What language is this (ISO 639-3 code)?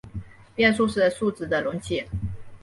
zho